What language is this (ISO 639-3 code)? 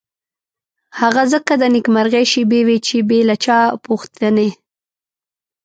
pus